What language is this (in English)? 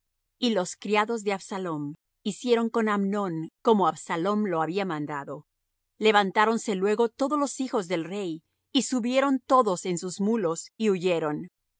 Spanish